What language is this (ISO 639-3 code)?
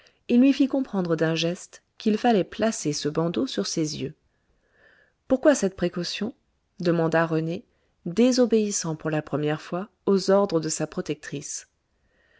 fra